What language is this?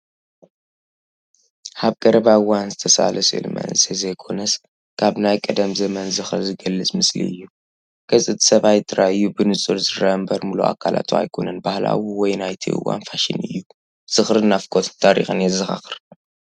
Tigrinya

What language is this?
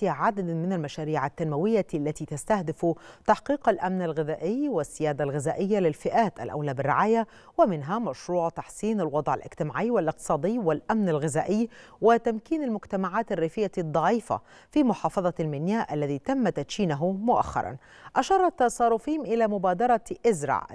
Arabic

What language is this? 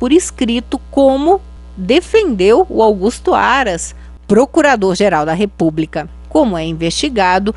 Portuguese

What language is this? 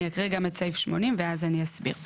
Hebrew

